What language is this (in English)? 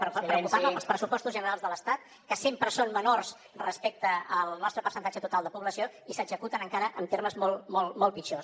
Catalan